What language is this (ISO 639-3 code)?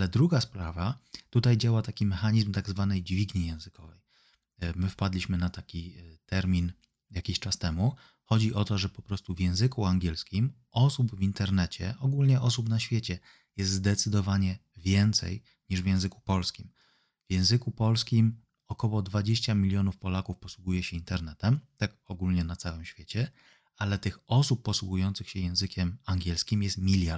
pol